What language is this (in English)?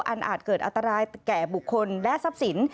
Thai